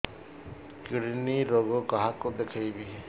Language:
Odia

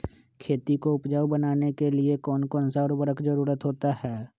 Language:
Magahi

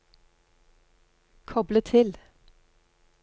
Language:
Norwegian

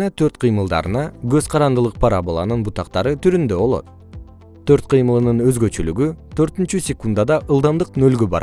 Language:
Kyrgyz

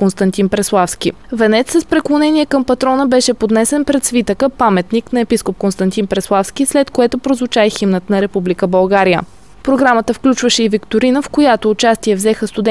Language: Bulgarian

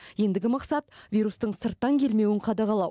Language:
Kazakh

